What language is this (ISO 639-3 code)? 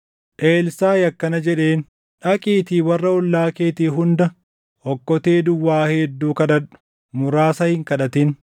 orm